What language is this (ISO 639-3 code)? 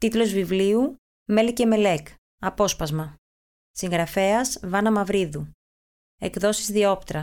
ell